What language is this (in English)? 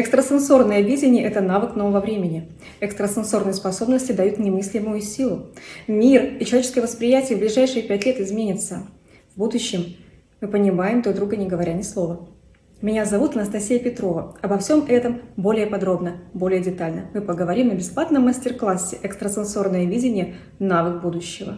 Russian